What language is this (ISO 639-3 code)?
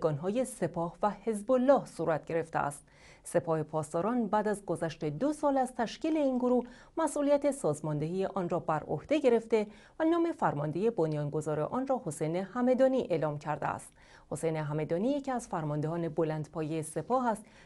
fas